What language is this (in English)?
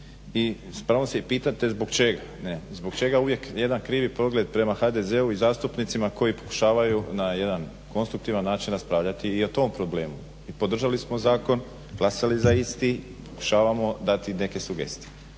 Croatian